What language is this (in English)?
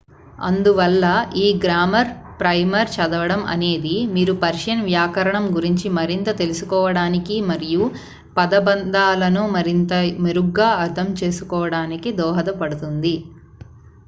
Telugu